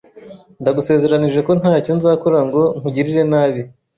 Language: Kinyarwanda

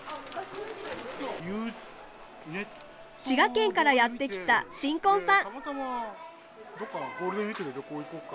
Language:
Japanese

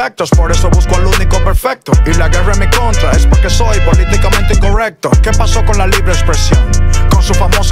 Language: Polish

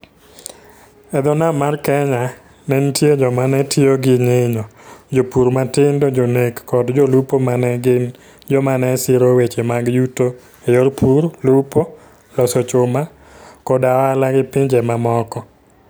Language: Luo (Kenya and Tanzania)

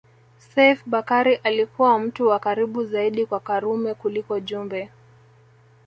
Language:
Swahili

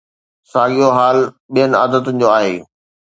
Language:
Sindhi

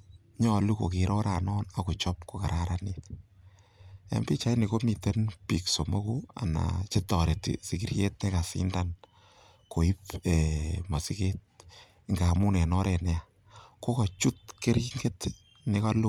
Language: Kalenjin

